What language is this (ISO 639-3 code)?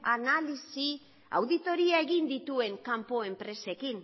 eus